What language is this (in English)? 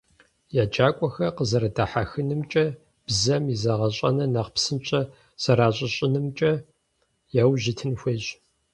Kabardian